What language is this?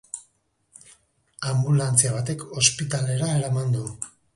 Basque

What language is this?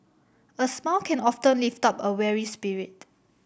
English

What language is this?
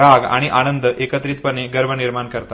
Marathi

